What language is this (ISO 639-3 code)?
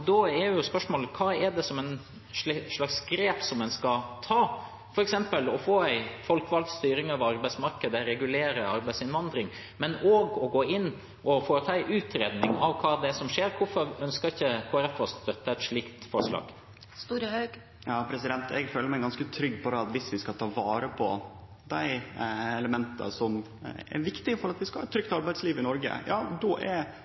nor